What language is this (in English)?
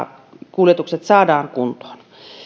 Finnish